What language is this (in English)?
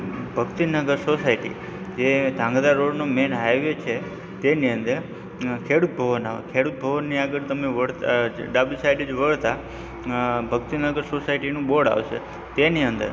Gujarati